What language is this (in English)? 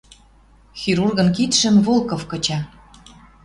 Western Mari